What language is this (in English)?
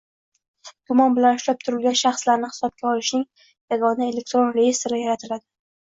Uzbek